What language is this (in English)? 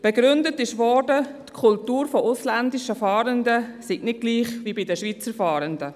Swiss German